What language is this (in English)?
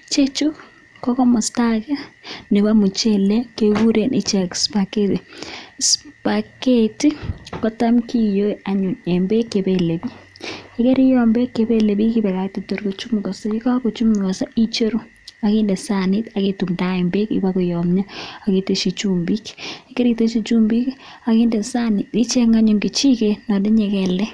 Kalenjin